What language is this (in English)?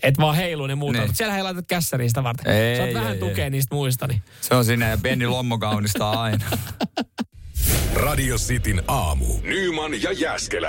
Finnish